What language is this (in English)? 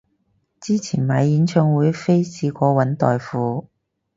Cantonese